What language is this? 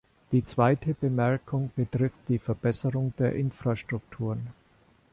German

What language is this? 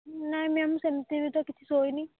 Odia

